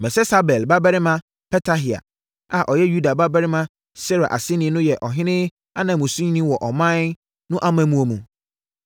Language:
Akan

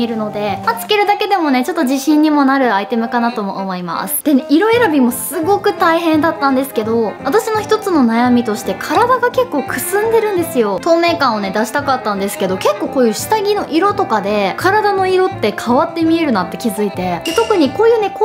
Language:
Japanese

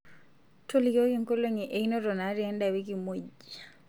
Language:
Masai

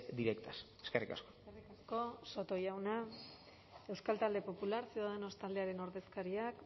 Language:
Basque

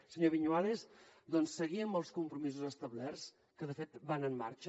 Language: Catalan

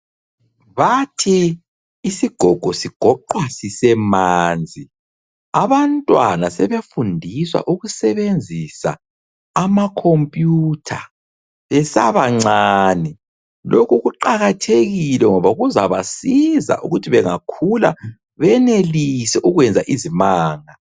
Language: North Ndebele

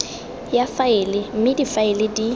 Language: Tswana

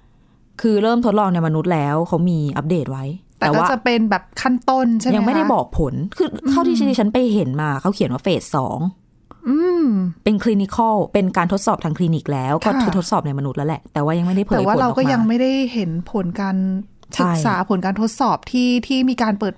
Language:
Thai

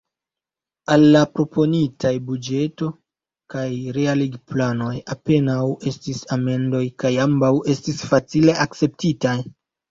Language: Esperanto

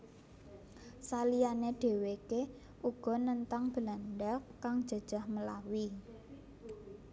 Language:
Javanese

